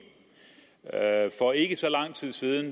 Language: Danish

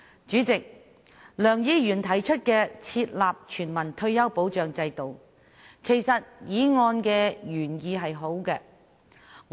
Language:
Cantonese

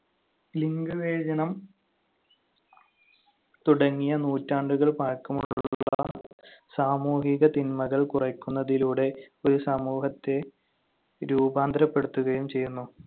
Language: Malayalam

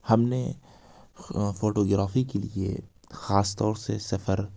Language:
Urdu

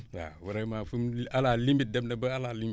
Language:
Wolof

